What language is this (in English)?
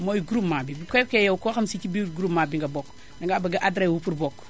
Wolof